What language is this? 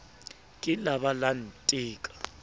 Southern Sotho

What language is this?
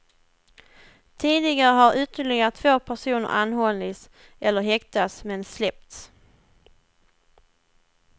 Swedish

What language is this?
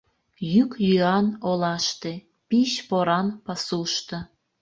Mari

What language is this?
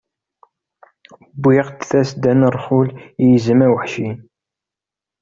Kabyle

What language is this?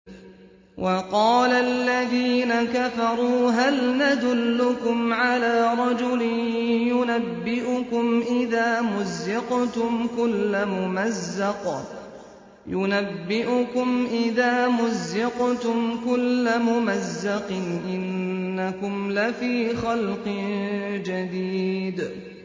Arabic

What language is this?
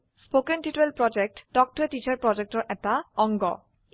Assamese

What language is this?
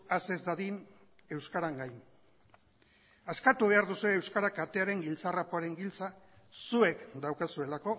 Basque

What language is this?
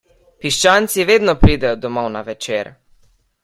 Slovenian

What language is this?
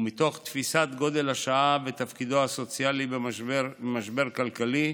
Hebrew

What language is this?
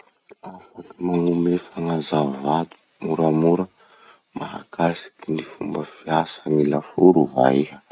Masikoro Malagasy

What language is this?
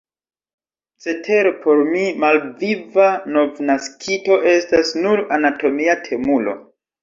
Esperanto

